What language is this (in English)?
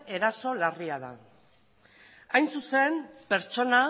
Basque